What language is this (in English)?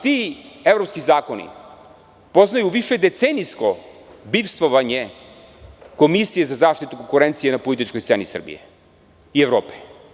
Serbian